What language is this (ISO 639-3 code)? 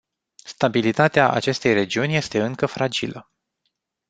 ron